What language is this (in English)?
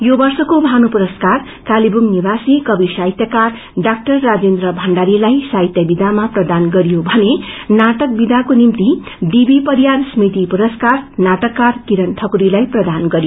Nepali